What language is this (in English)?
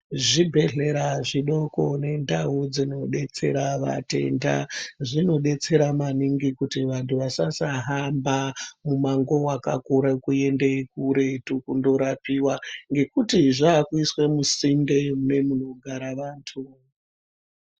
Ndau